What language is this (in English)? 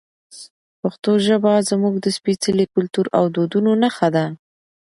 Pashto